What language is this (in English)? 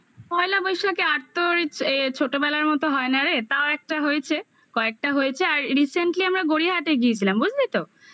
Bangla